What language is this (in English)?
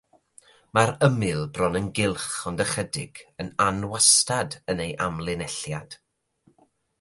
Welsh